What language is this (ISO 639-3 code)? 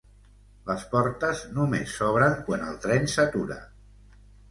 cat